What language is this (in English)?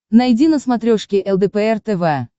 Russian